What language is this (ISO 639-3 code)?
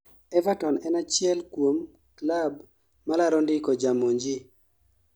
luo